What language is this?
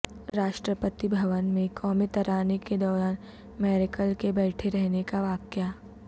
Urdu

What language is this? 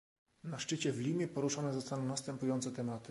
Polish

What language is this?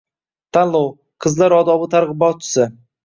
Uzbek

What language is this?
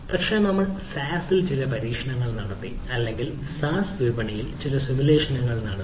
Malayalam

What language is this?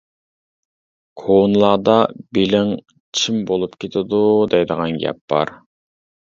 Uyghur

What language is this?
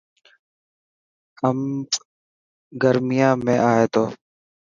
Dhatki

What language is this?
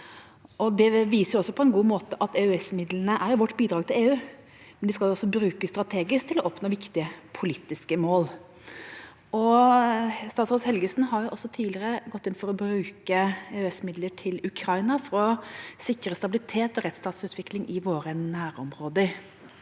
Norwegian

